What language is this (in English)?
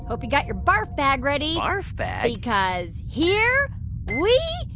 English